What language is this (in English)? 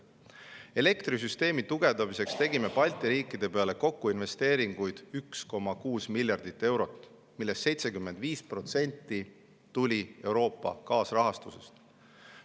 Estonian